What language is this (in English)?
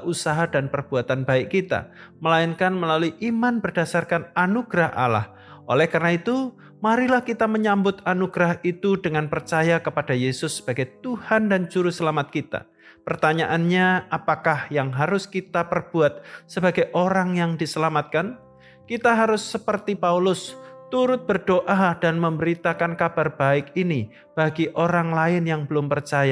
Indonesian